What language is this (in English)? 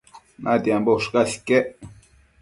Matsés